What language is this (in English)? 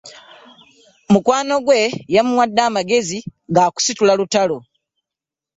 Ganda